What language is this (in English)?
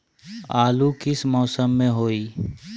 Magahi